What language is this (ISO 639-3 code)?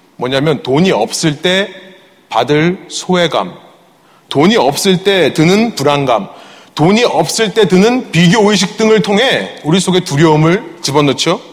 kor